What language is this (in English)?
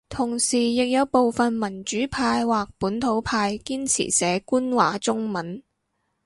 Cantonese